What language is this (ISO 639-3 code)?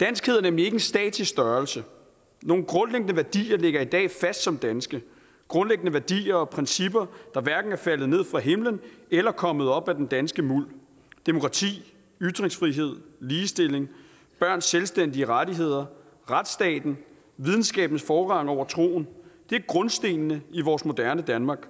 dan